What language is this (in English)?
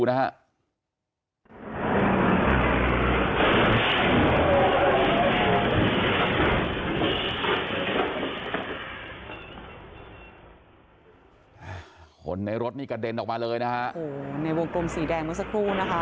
Thai